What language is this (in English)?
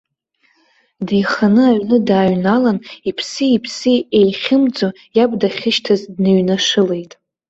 Abkhazian